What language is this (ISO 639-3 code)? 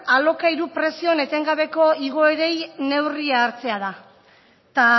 eus